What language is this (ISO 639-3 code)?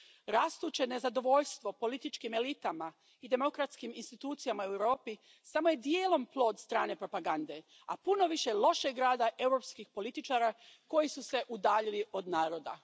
hrv